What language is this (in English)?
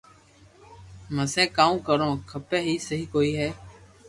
Loarki